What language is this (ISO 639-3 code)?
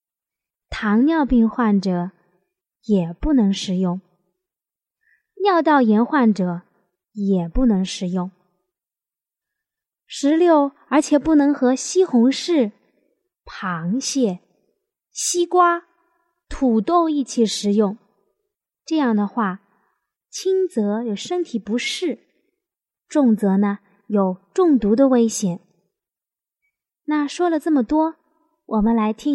zho